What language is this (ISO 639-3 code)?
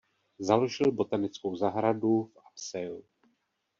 ces